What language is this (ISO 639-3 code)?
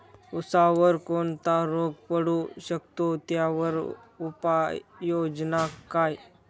mar